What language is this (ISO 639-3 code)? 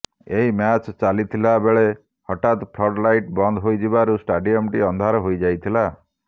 ori